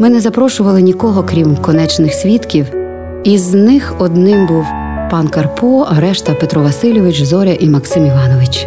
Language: Ukrainian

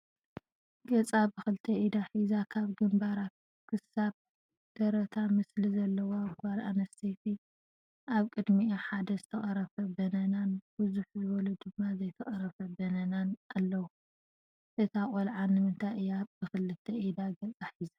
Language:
Tigrinya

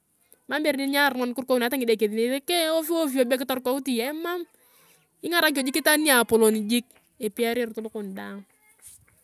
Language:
Turkana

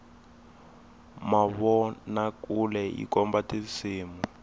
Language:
Tsonga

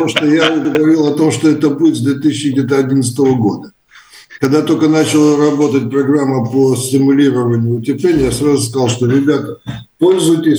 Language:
Russian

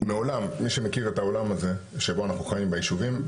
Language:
Hebrew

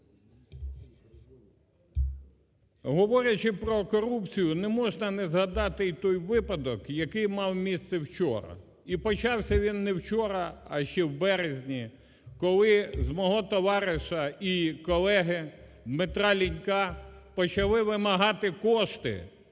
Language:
Ukrainian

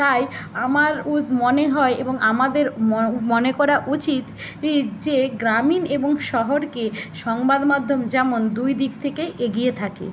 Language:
Bangla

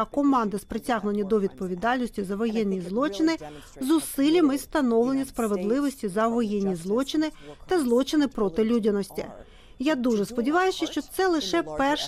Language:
Ukrainian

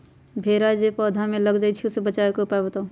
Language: Magahi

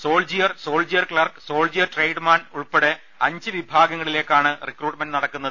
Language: Malayalam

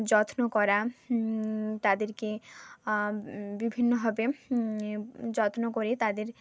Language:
Bangla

